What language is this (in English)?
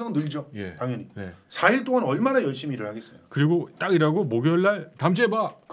Korean